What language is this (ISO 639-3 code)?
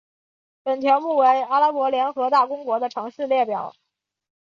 zho